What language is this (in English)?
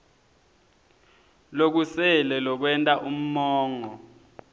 Swati